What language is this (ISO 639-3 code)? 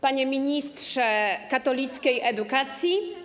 pol